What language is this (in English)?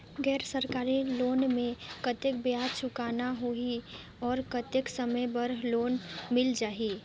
Chhattisgarhi